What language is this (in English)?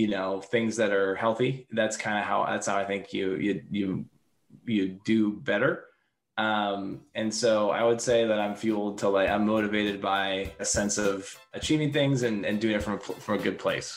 English